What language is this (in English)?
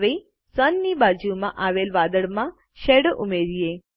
Gujarati